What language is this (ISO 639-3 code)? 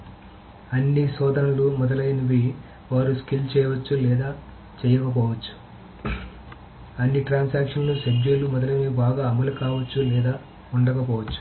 tel